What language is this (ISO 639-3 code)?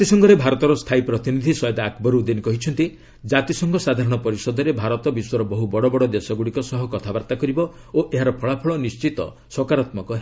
ori